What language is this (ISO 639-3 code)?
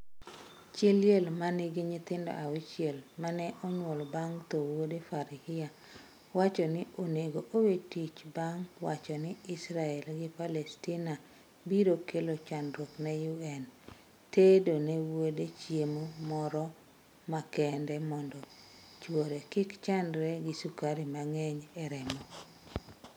luo